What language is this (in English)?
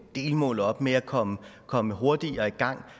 Danish